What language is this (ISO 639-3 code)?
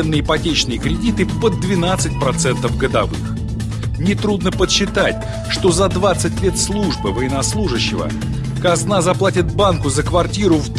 rus